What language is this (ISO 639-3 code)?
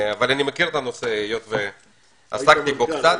heb